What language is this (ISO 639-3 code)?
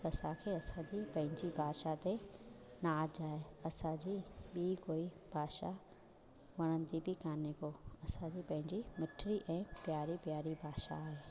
snd